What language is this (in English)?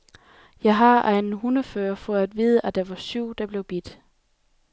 Danish